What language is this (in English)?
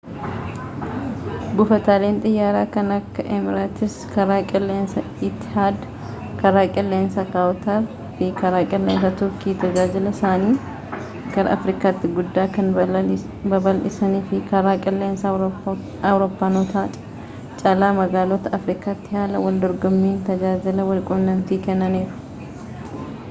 Oromo